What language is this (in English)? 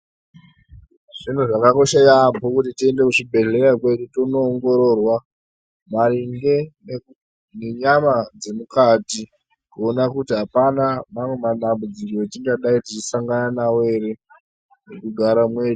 Ndau